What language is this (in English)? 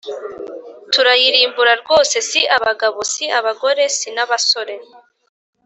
Kinyarwanda